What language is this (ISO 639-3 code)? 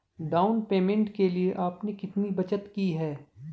hin